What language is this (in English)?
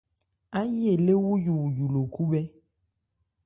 Ebrié